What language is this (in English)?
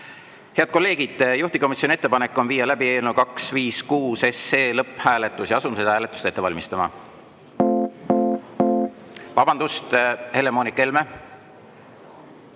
Estonian